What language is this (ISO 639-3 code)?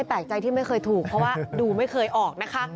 tha